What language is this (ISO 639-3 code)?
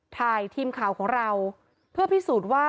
tha